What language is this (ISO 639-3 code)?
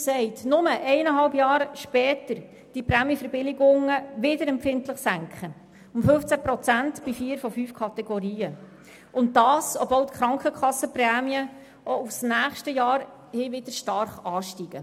gsw